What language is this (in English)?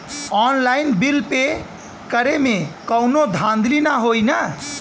Bhojpuri